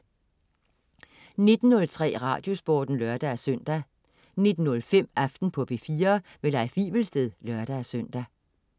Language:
Danish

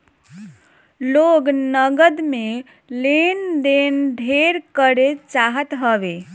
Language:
Bhojpuri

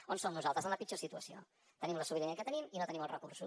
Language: Catalan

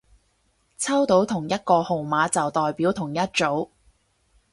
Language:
Cantonese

